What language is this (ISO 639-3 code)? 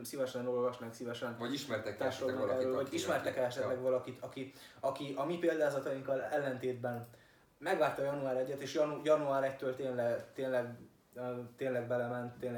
hun